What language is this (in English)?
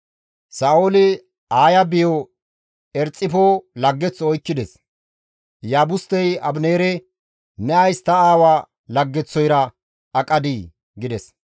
Gamo